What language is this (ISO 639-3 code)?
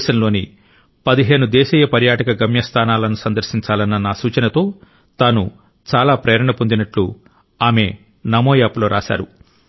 tel